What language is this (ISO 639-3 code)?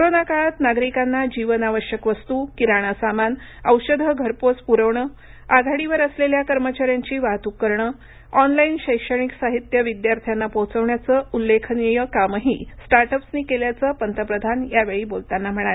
mar